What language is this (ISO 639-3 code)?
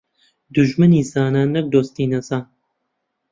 ckb